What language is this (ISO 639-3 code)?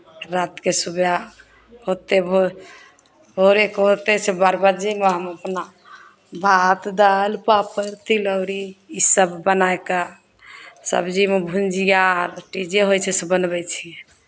mai